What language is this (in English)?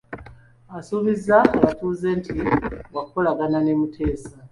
Ganda